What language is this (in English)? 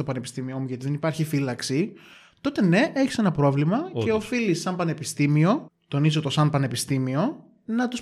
Greek